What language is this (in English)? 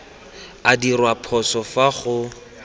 Tswana